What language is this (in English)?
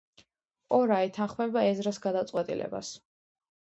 Georgian